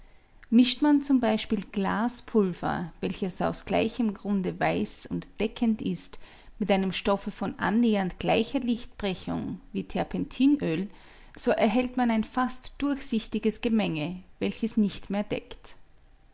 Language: German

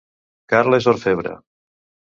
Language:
Catalan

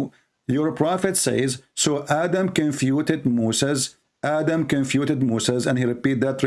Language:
English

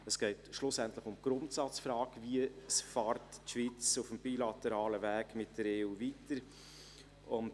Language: Swiss German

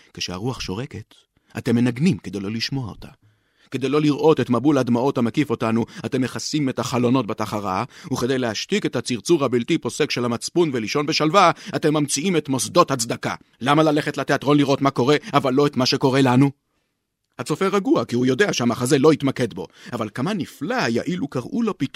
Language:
Hebrew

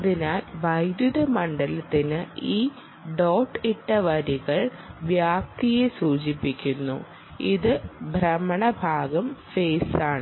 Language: Malayalam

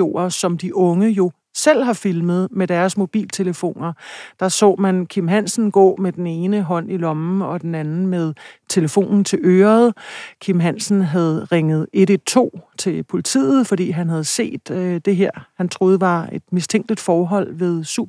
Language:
Danish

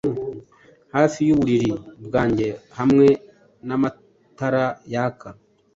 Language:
Kinyarwanda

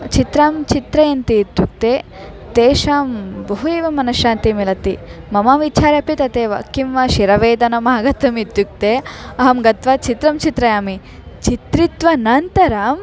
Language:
Sanskrit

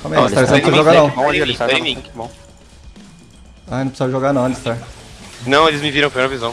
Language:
Portuguese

